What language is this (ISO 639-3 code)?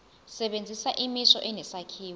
zul